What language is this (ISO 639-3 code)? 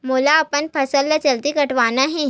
hne